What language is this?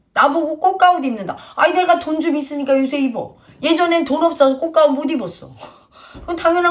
Korean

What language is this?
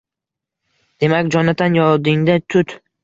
Uzbek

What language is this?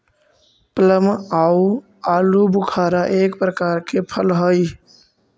Magahi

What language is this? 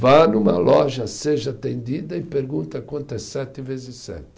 Portuguese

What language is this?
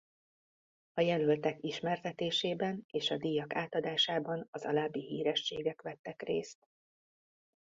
Hungarian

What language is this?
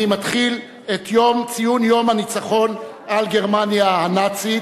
Hebrew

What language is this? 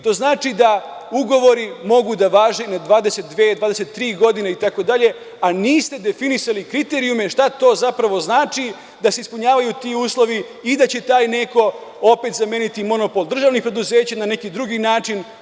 Serbian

